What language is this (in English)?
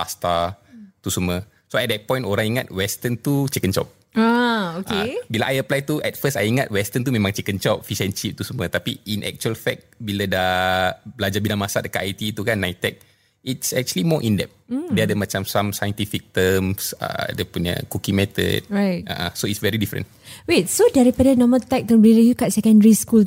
Malay